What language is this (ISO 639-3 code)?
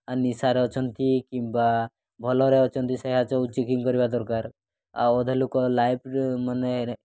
ori